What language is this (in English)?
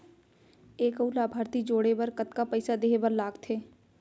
Chhattisgarhi